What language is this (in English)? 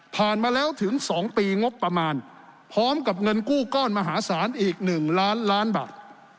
Thai